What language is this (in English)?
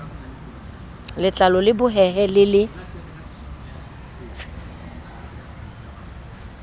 Southern Sotho